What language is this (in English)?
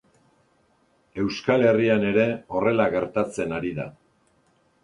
Basque